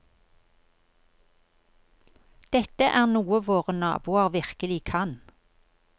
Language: Norwegian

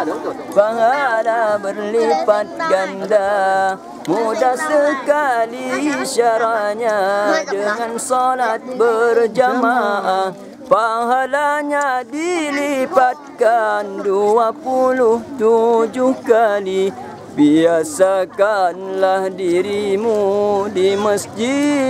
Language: Malay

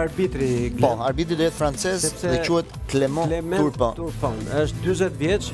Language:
Romanian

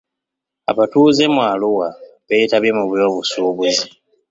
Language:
Ganda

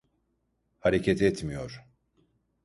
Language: Turkish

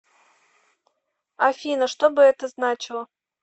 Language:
Russian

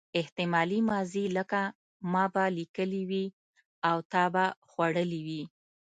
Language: Pashto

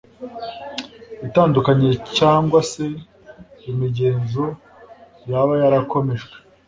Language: Kinyarwanda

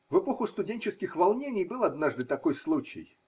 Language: Russian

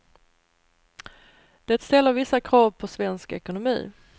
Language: Swedish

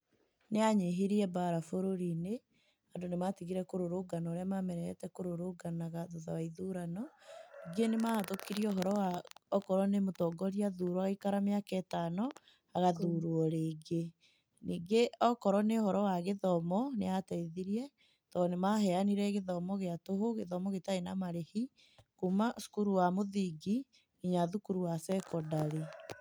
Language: Kikuyu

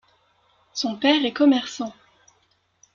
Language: French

